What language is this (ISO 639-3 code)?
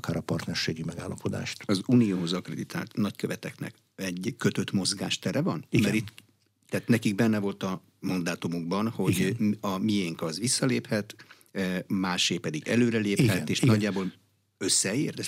hun